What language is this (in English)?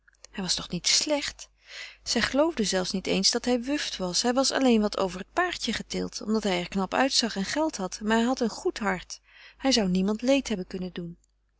Dutch